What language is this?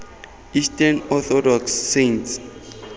Tswana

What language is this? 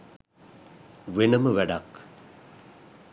Sinhala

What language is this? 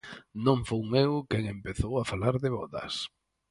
Galician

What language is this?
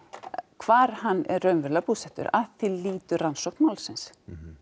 Icelandic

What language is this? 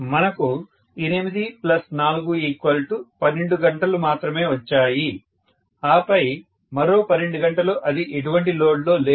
Telugu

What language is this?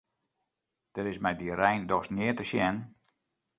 Western Frisian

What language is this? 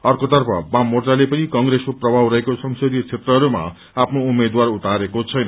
Nepali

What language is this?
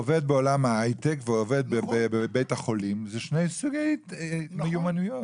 Hebrew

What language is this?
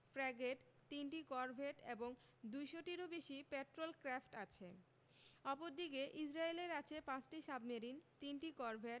Bangla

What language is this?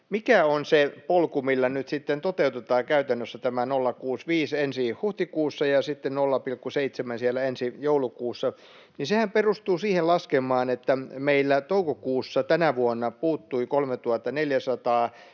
Finnish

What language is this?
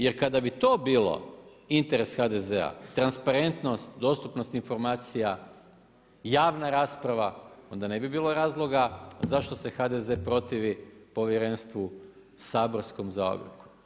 Croatian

